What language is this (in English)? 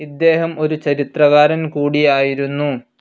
Malayalam